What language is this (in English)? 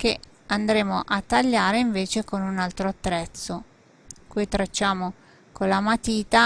Italian